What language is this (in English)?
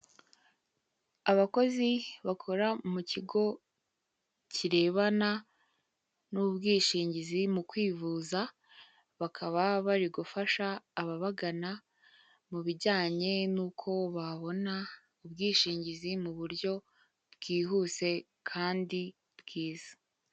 Kinyarwanda